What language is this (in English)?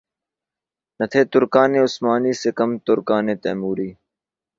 Urdu